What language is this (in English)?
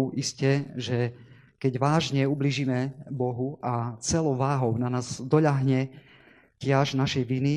Slovak